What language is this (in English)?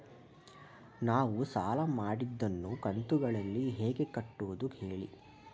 Kannada